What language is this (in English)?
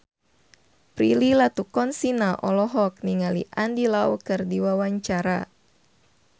Sundanese